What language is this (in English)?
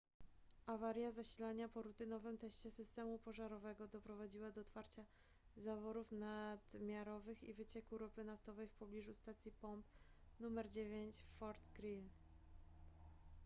Polish